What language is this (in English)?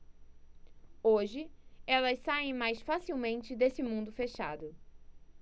Portuguese